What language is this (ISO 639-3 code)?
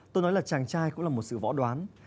vie